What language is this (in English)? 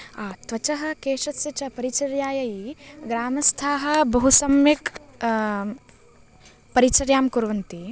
Sanskrit